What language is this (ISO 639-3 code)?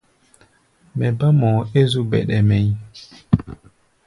gba